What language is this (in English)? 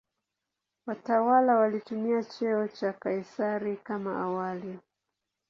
Swahili